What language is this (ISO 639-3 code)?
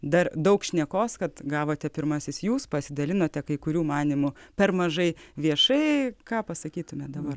lit